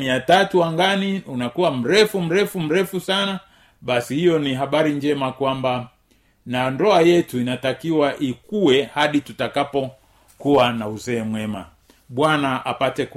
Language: Swahili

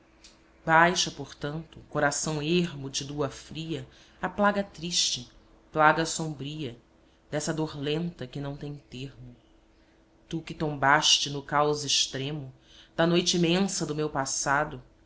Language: Portuguese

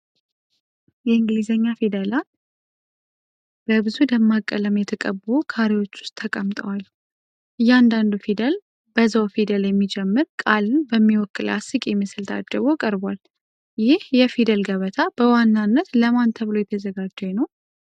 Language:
Amharic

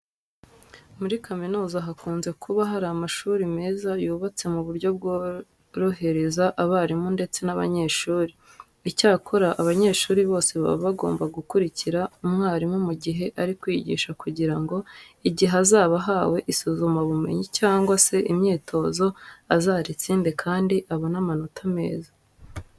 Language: Kinyarwanda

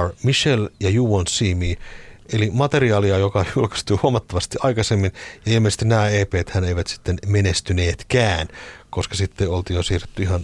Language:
Finnish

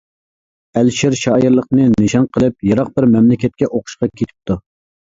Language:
Uyghur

